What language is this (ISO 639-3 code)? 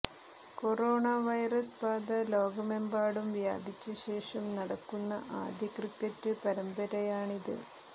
mal